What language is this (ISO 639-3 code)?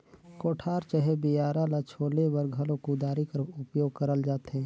hne